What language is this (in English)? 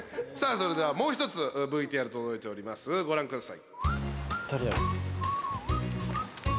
Japanese